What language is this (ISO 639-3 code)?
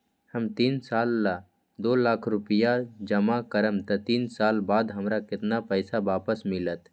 mag